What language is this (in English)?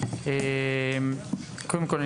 Hebrew